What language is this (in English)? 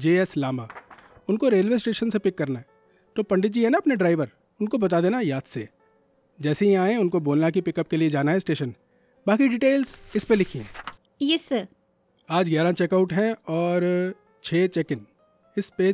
Hindi